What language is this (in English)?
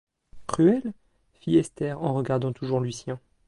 French